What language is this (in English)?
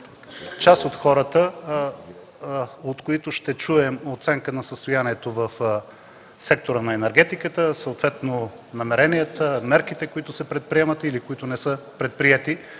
Bulgarian